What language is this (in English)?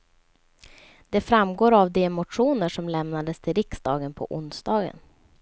Swedish